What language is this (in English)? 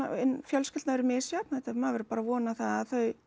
Icelandic